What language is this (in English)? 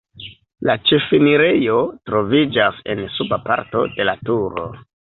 Esperanto